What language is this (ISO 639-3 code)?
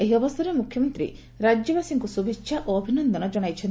ori